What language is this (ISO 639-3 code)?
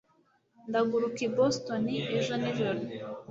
kin